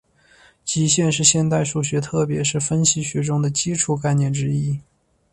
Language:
Chinese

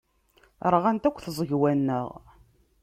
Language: Kabyle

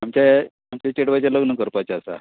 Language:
Konkani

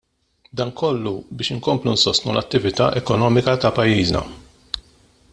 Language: Maltese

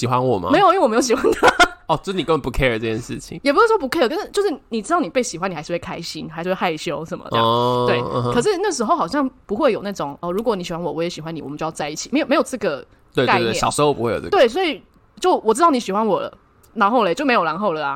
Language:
Chinese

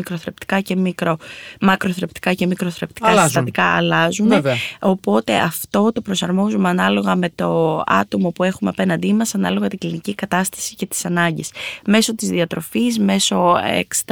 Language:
Greek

